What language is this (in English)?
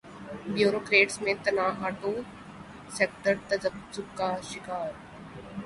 Urdu